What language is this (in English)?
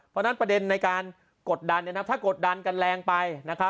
Thai